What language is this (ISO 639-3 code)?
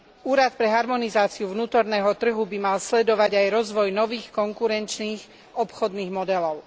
slk